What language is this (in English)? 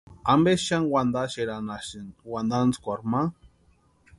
Western Highland Purepecha